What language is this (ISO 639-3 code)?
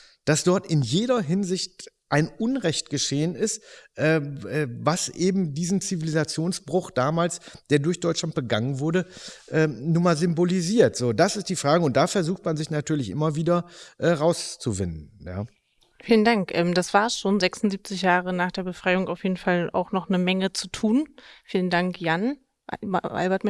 deu